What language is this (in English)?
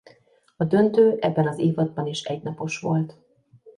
Hungarian